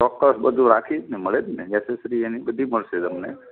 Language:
Gujarati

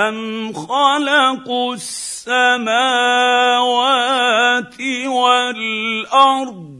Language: Arabic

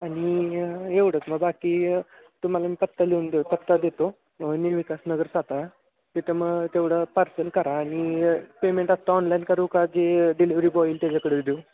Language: Marathi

